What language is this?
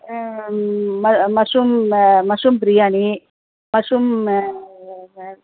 Tamil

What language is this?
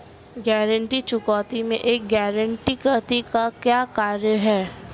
Hindi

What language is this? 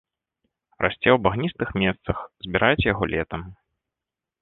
Belarusian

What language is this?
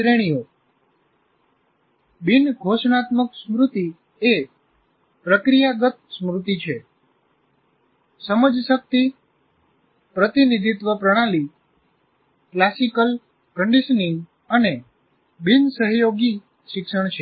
Gujarati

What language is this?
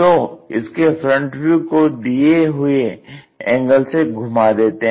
Hindi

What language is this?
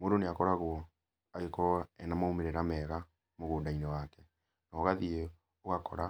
Kikuyu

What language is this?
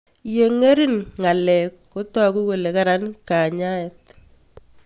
Kalenjin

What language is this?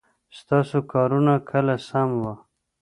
Pashto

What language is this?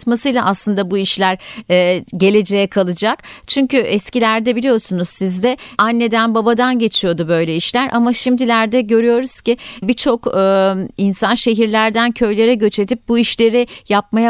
Turkish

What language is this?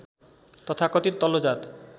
Nepali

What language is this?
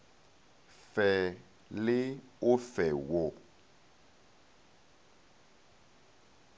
Northern Sotho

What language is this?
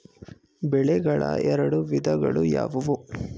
Kannada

